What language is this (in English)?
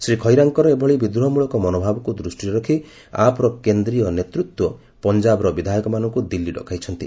Odia